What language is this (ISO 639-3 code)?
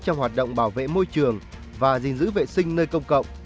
vie